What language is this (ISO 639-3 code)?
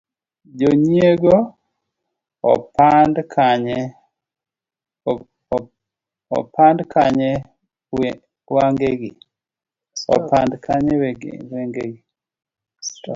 luo